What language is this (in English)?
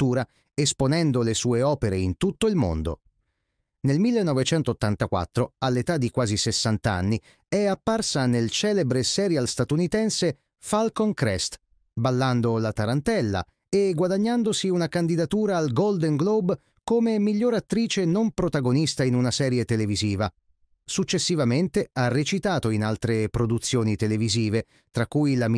Italian